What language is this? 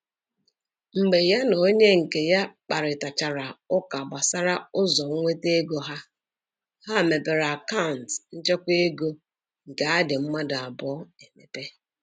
Igbo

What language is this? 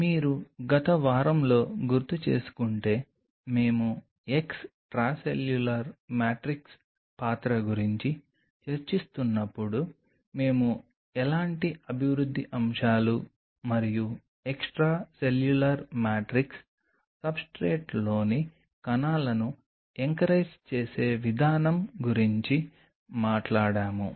Telugu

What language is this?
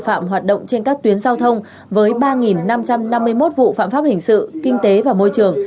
Vietnamese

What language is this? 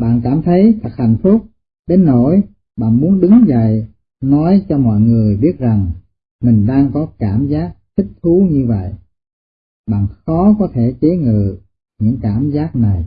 Vietnamese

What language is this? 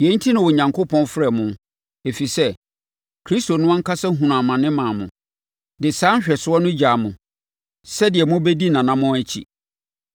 Akan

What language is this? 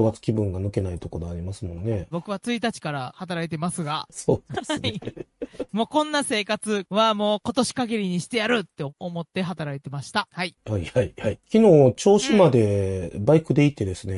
Japanese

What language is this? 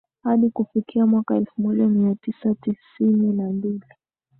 Swahili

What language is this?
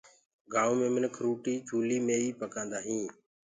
Gurgula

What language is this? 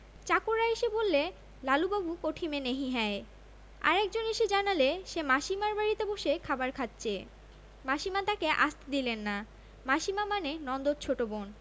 Bangla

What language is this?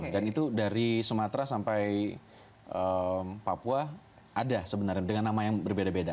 Indonesian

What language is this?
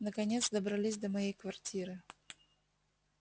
Russian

